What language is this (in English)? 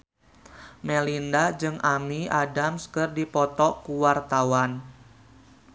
Sundanese